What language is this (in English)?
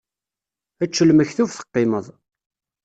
Kabyle